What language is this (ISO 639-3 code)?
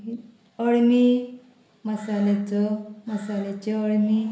kok